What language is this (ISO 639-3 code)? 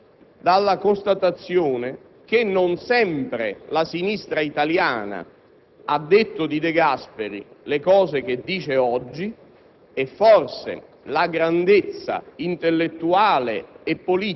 ita